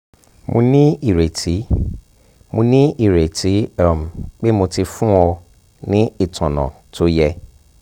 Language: Yoruba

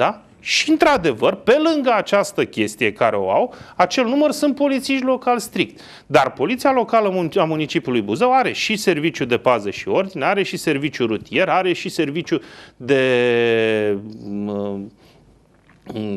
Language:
Romanian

